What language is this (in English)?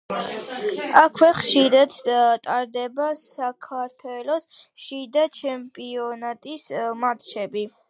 Georgian